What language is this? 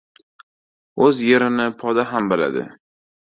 Uzbek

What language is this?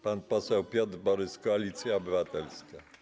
Polish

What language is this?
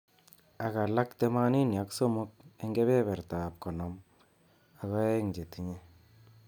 Kalenjin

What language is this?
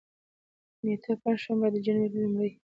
Pashto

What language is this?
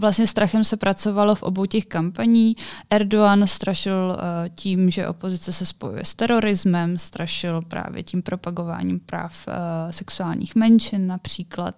Czech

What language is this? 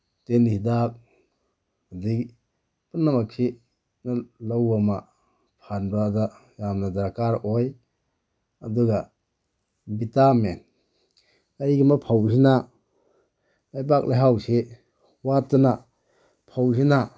Manipuri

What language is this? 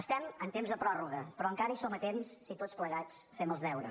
Catalan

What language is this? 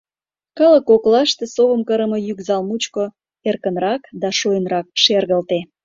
Mari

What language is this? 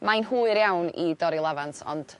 Welsh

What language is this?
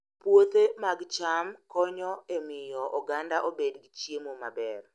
Luo (Kenya and Tanzania)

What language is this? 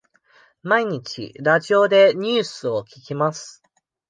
Japanese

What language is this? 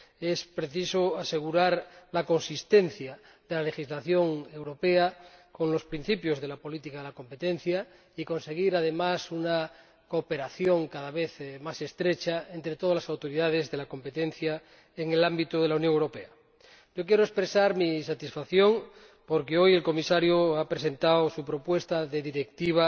Spanish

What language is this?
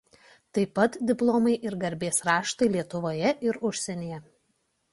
Lithuanian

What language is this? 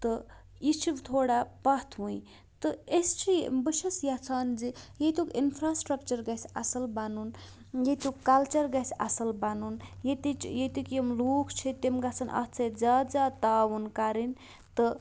Kashmiri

